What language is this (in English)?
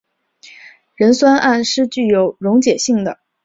Chinese